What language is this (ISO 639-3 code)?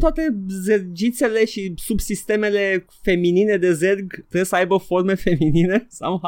ron